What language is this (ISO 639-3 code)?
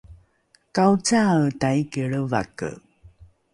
dru